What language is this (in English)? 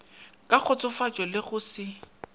Northern Sotho